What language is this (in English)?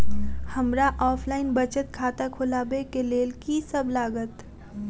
Maithili